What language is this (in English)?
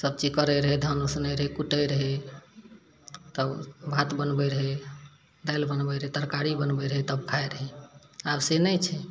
Maithili